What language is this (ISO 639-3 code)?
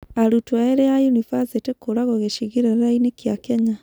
kik